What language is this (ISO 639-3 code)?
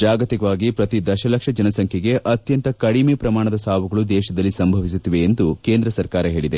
kan